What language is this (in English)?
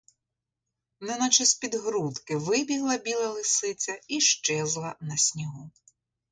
Ukrainian